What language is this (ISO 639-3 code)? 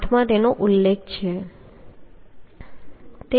guj